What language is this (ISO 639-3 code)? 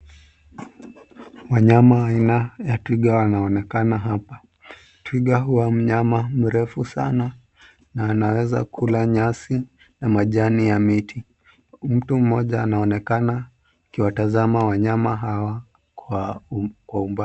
swa